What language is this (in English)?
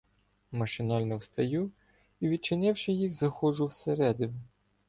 Ukrainian